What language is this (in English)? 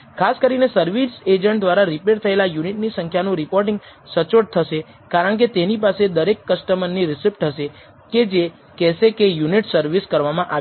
Gujarati